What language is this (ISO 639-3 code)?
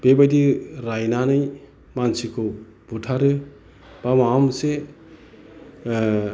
brx